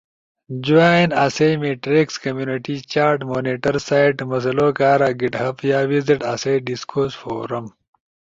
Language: Ushojo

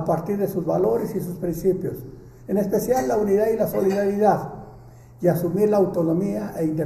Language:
Spanish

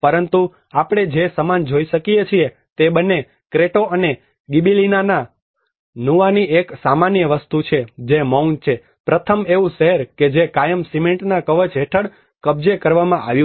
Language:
Gujarati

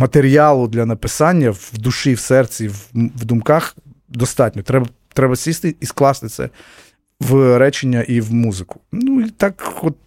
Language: Ukrainian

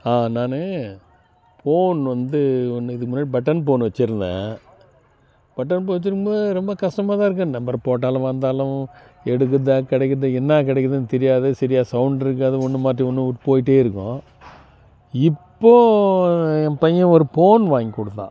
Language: Tamil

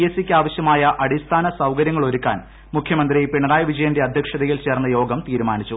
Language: Malayalam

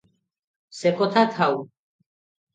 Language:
Odia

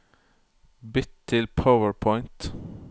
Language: Norwegian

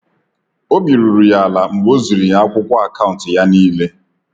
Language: Igbo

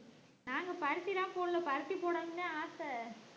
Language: Tamil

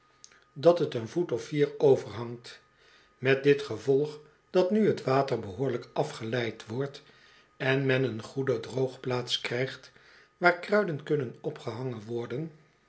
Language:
Dutch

